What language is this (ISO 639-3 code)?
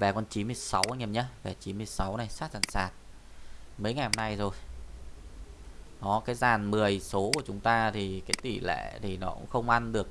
vie